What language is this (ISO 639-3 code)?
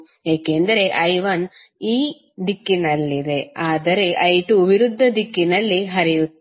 kan